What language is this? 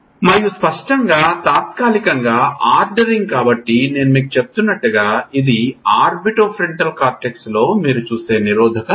Telugu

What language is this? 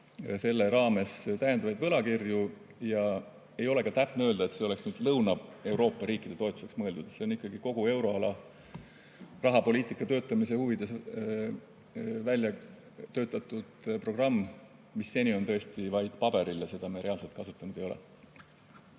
Estonian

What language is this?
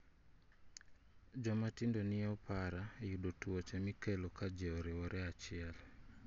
Luo (Kenya and Tanzania)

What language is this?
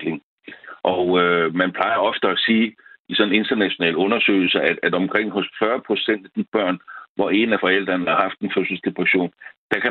Danish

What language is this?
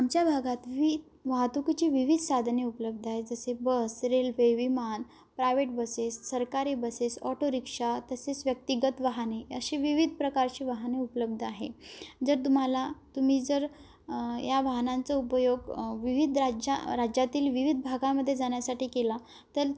Marathi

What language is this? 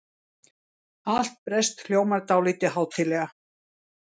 Icelandic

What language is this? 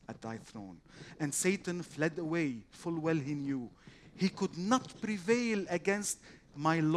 Arabic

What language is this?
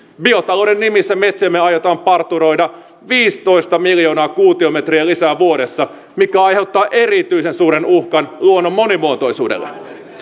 Finnish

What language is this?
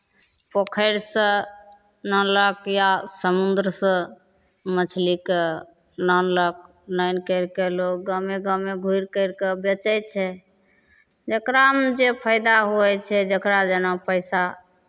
Maithili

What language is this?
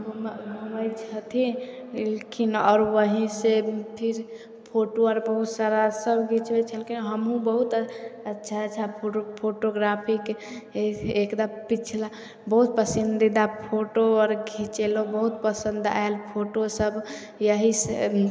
Maithili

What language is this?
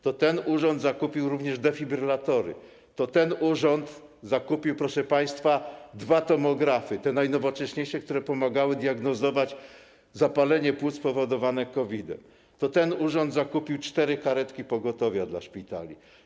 Polish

